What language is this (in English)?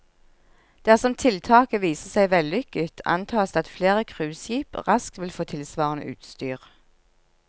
Norwegian